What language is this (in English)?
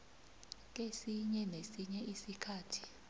South Ndebele